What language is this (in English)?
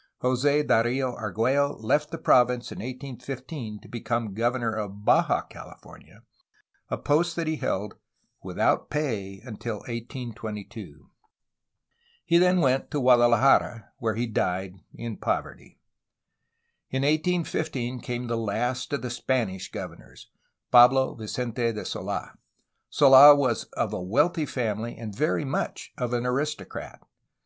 English